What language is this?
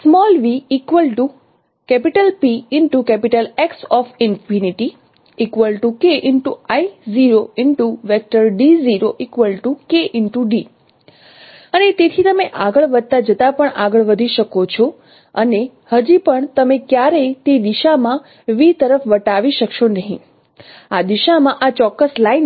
Gujarati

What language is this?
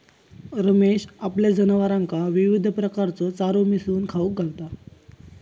Marathi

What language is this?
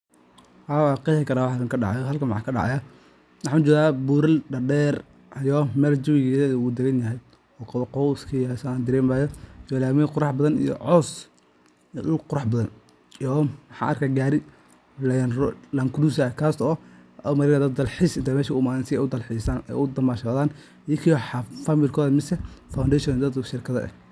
Somali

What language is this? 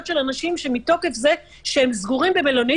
Hebrew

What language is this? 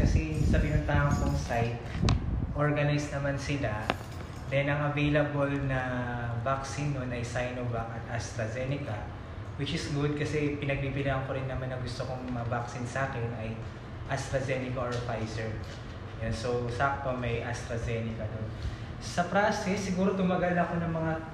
Filipino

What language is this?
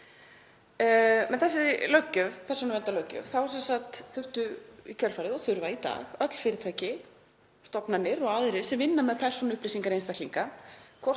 Icelandic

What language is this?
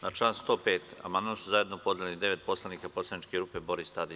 Serbian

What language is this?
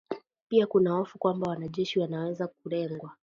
Swahili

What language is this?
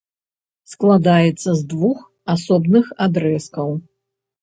Belarusian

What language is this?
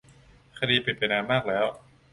Thai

